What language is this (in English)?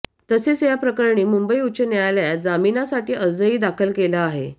Marathi